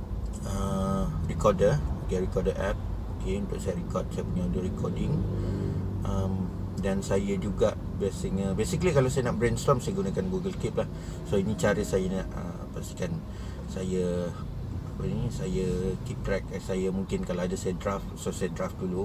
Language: Malay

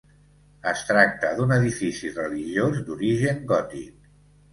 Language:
Catalan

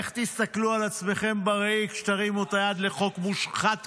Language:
Hebrew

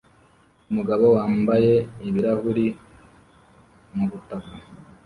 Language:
Kinyarwanda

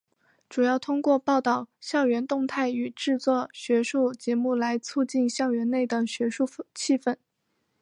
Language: Chinese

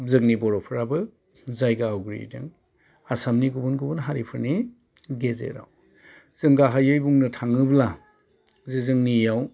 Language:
Bodo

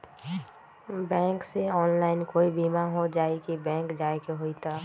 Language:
Magahi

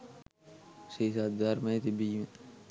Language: Sinhala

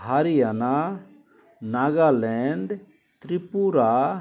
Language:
Assamese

